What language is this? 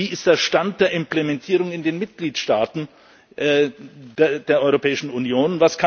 German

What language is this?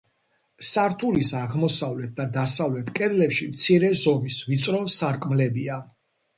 Georgian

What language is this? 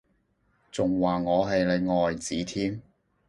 Cantonese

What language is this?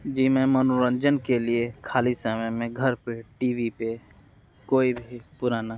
Hindi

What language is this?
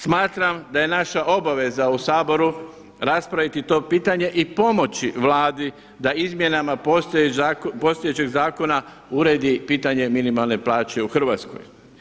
Croatian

